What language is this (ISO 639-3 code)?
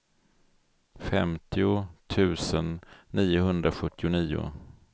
swe